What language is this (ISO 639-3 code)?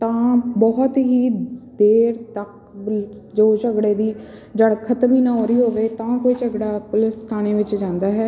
pan